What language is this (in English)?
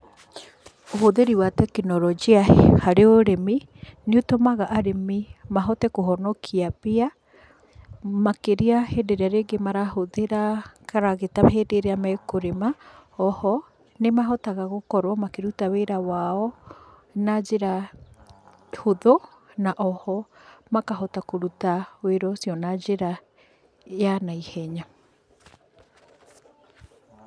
Kikuyu